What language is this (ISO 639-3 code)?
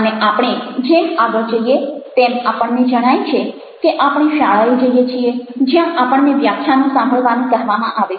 guj